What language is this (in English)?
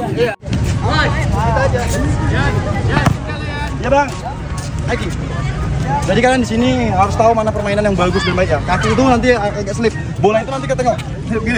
Indonesian